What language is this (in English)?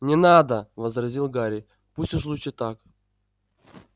Russian